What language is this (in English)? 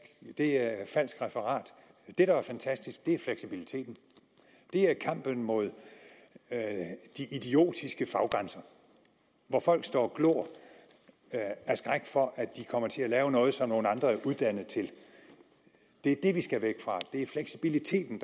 Danish